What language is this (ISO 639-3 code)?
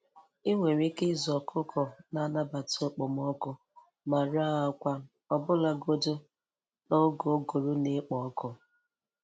ibo